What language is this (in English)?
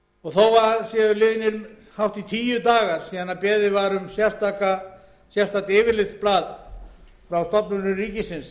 Icelandic